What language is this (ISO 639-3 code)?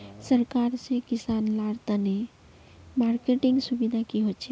mag